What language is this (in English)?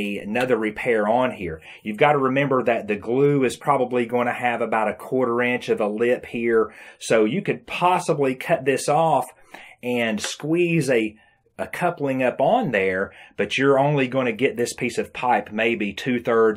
English